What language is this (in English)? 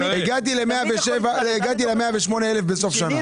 Hebrew